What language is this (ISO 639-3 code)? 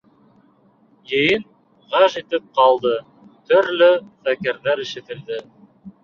bak